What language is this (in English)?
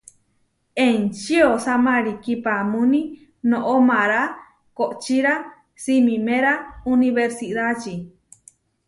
Huarijio